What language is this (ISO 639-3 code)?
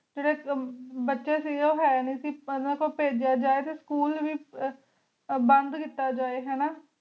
pan